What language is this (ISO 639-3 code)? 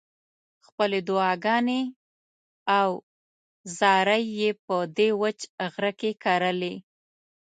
pus